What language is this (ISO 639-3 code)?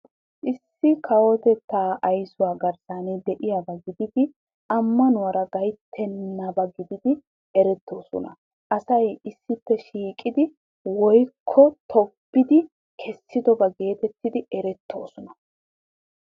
wal